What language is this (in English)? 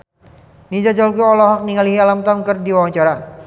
Sundanese